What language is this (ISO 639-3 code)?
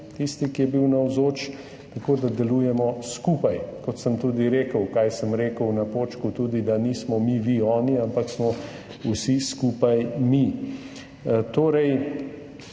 slv